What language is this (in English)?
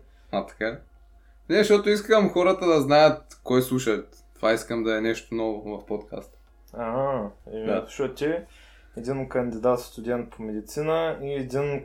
Bulgarian